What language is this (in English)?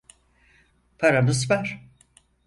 Turkish